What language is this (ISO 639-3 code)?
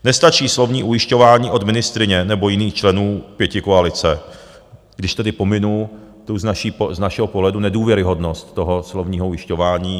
ces